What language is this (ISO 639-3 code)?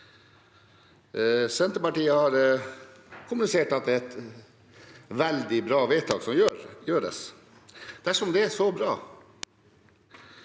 nor